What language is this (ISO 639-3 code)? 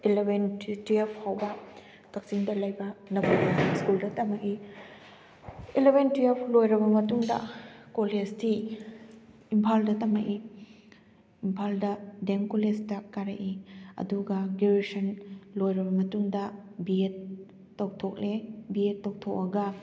mni